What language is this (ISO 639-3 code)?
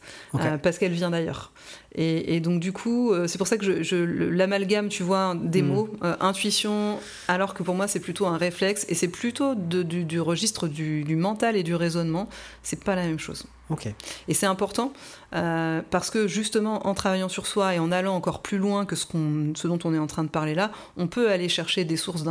fra